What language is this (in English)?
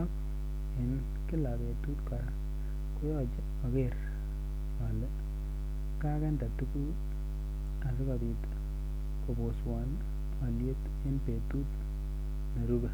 Kalenjin